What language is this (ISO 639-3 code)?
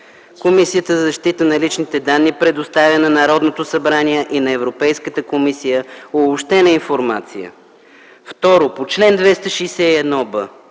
bul